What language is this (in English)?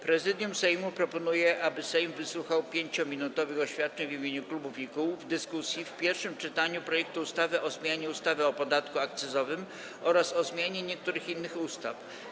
Polish